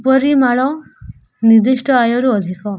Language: Odia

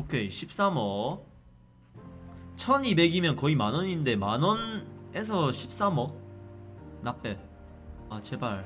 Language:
Korean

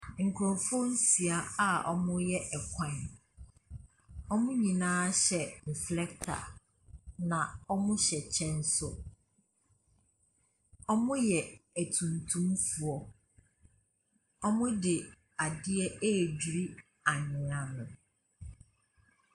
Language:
Akan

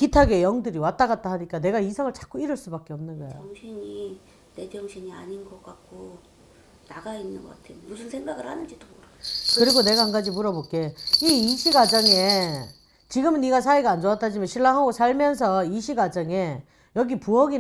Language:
Korean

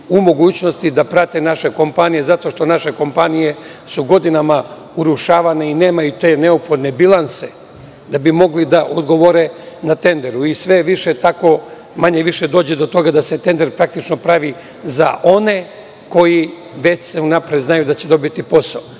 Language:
Serbian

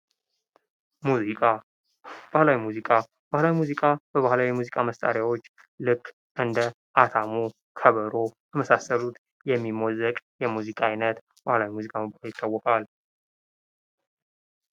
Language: Amharic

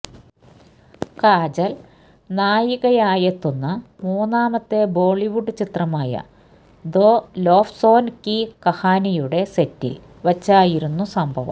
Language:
Malayalam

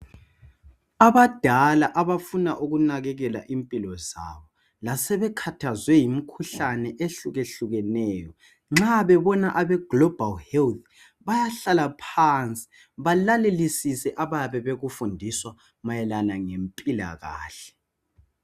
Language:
North Ndebele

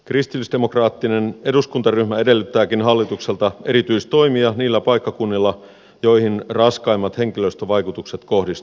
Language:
Finnish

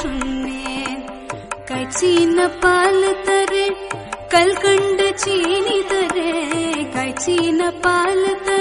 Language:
Hindi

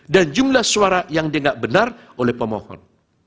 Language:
Indonesian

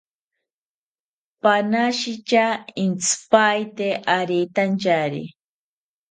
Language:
South Ucayali Ashéninka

